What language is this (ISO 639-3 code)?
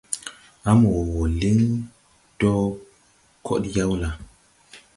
tui